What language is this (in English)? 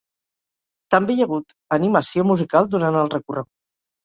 Catalan